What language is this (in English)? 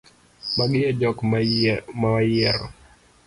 Luo (Kenya and Tanzania)